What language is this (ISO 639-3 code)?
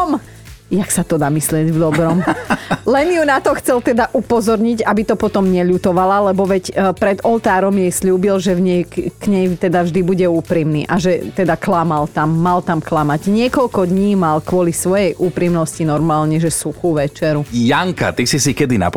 slk